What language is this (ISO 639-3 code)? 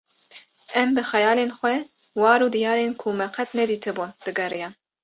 kur